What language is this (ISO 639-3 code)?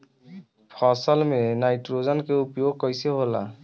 bho